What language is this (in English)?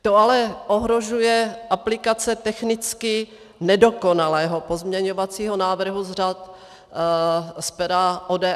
Czech